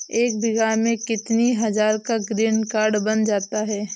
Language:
Hindi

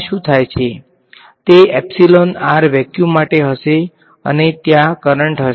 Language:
Gujarati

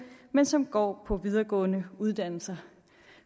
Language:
Danish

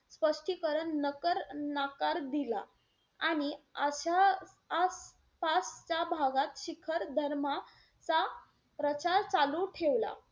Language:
Marathi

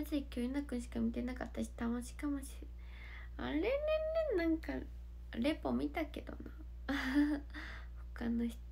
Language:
Japanese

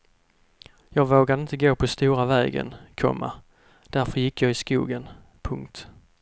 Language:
Swedish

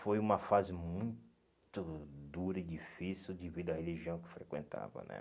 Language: Portuguese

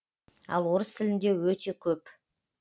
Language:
Kazakh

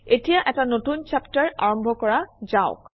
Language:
Assamese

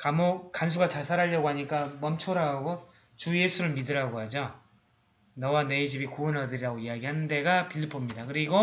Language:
Korean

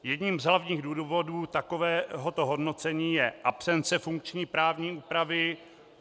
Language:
Czech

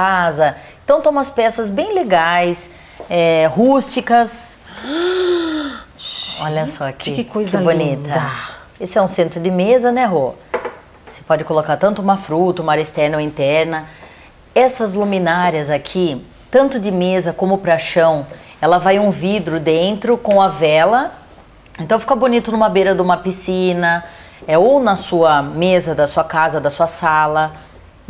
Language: Portuguese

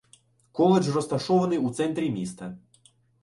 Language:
Ukrainian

